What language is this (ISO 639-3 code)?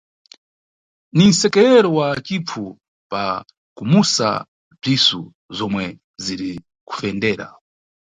nyu